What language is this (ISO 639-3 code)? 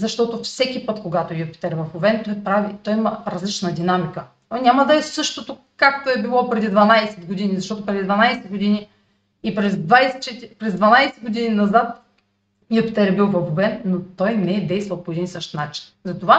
bul